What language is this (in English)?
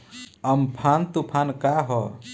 Bhojpuri